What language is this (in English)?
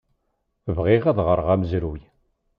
Kabyle